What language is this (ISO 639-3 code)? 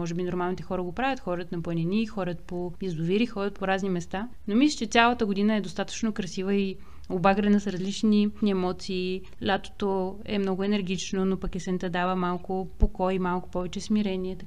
bul